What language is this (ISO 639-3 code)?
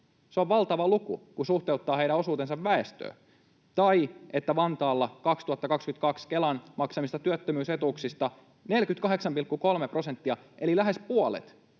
fin